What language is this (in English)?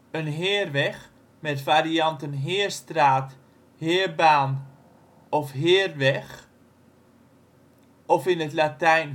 Dutch